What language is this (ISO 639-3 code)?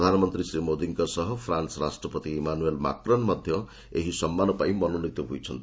ori